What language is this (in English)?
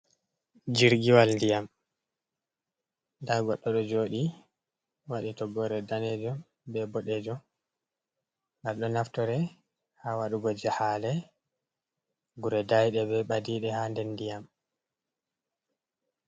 Fula